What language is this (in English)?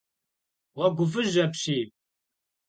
Kabardian